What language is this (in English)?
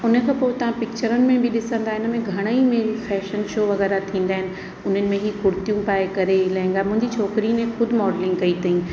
Sindhi